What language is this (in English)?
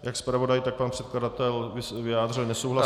Czech